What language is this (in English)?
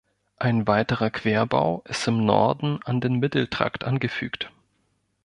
German